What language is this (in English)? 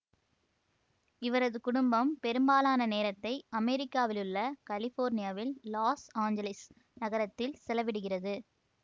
Tamil